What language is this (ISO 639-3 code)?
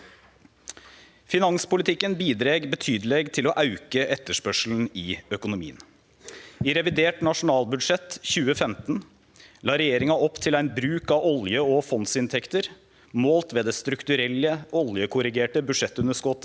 nor